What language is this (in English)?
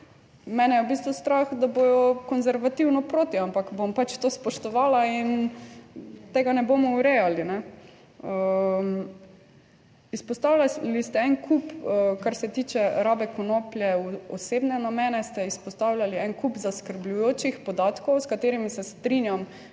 Slovenian